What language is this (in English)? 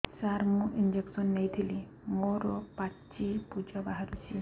Odia